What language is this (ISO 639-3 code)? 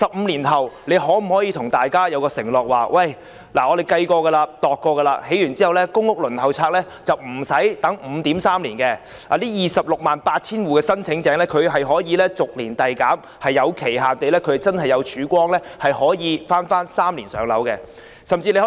yue